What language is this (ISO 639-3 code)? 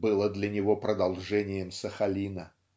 rus